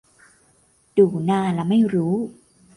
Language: Thai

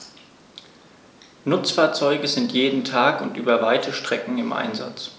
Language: German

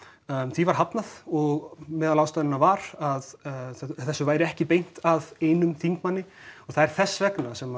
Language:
Icelandic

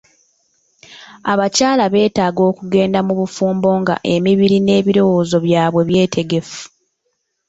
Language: Ganda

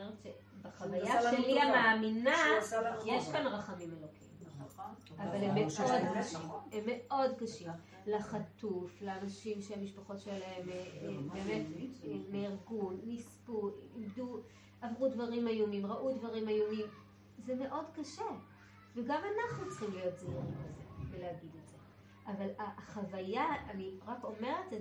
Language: Hebrew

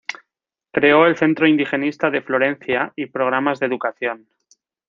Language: Spanish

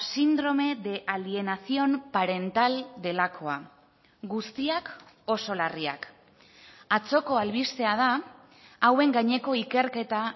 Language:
Basque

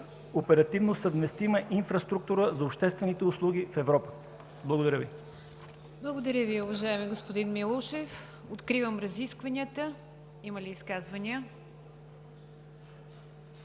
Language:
Bulgarian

